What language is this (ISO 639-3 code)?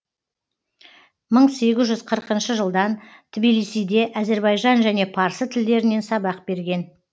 kaz